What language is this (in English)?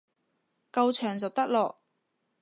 Cantonese